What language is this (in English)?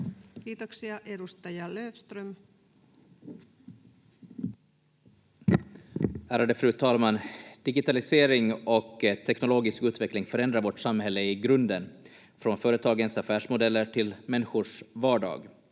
Finnish